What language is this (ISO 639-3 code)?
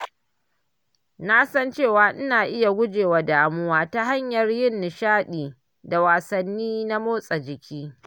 hau